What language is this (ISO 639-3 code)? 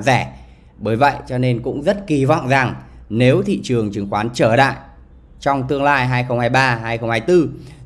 vie